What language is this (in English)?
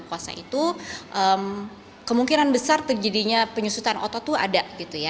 Indonesian